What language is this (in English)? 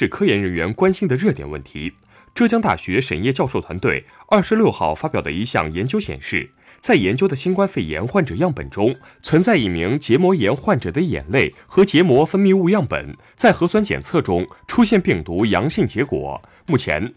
Chinese